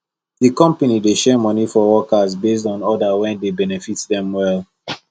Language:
Nigerian Pidgin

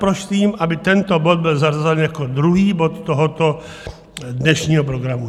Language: Czech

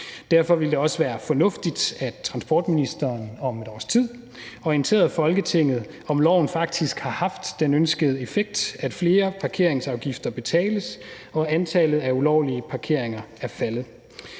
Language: Danish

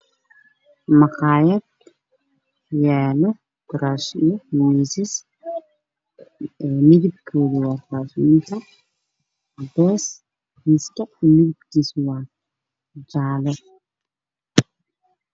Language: Somali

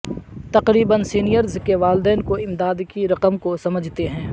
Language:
Urdu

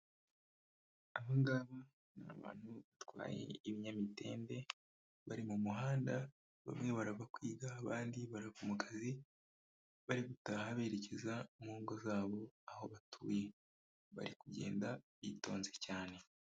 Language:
Kinyarwanda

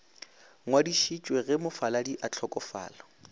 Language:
Northern Sotho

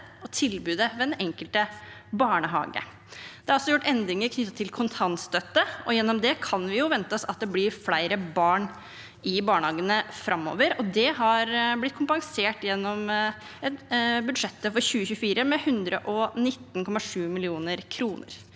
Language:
Norwegian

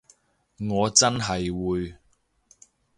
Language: Cantonese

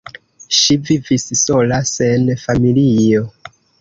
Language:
Esperanto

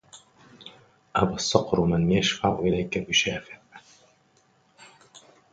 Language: Arabic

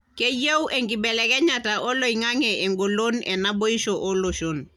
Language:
Masai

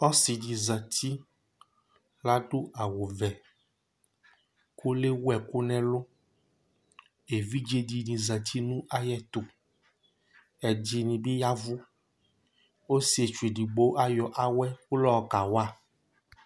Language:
Ikposo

